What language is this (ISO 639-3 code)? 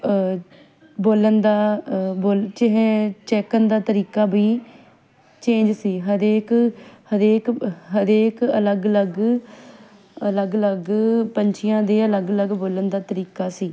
pan